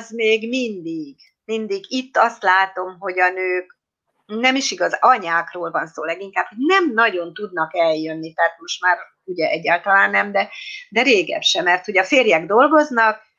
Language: Hungarian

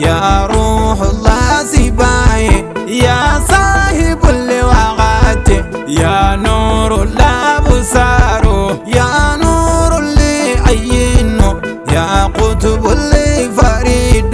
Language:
Indonesian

